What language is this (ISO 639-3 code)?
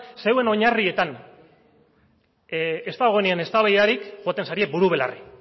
eus